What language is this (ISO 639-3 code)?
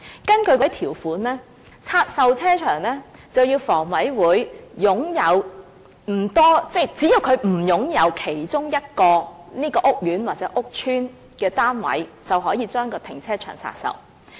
yue